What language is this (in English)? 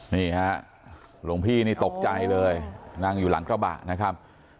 Thai